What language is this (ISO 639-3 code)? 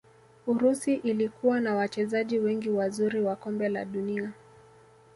swa